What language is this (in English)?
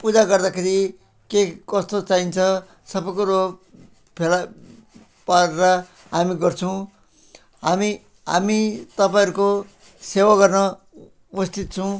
Nepali